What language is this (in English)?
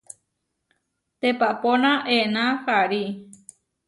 Huarijio